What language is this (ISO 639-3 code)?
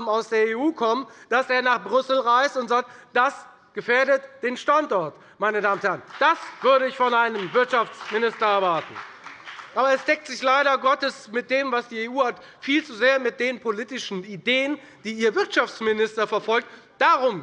deu